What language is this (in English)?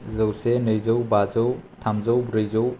Bodo